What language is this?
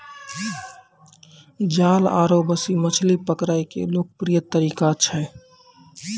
Maithili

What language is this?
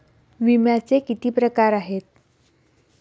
Marathi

